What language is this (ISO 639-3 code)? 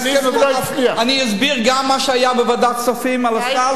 heb